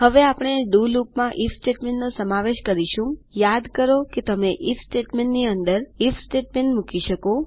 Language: Gujarati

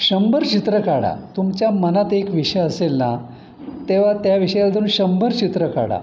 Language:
Marathi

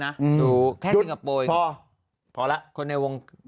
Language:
Thai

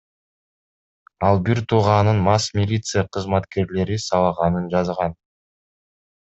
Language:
Kyrgyz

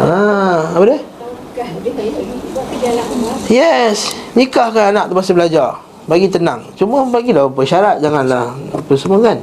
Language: Malay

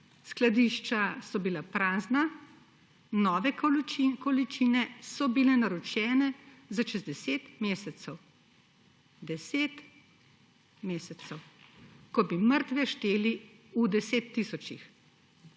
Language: Slovenian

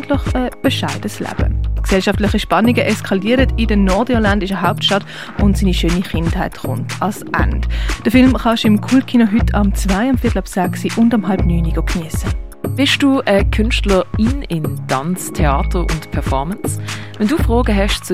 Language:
German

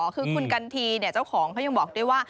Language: Thai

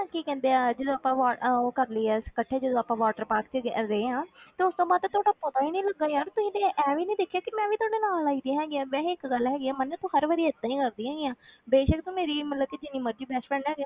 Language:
Punjabi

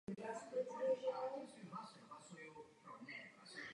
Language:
Czech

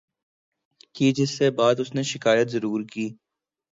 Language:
Urdu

